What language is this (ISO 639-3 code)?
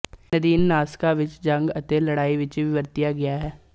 pan